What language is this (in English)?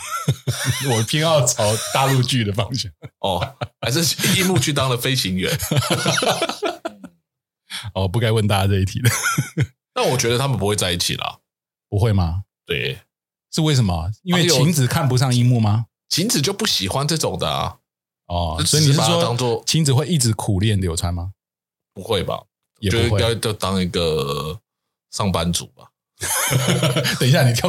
Chinese